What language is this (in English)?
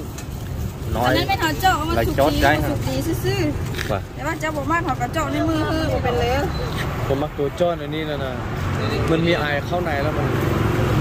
Thai